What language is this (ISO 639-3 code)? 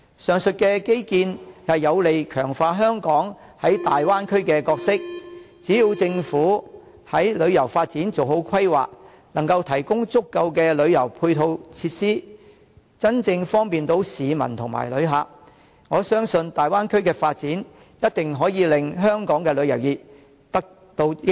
yue